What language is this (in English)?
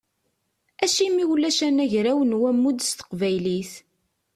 Kabyle